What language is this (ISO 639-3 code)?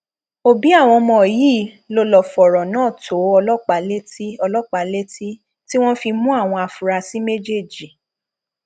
yor